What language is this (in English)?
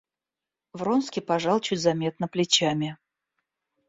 Russian